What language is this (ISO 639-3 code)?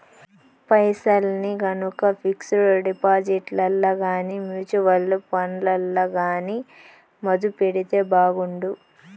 tel